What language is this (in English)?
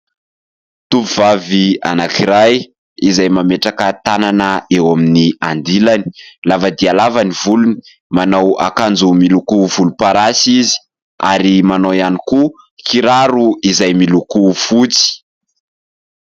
Malagasy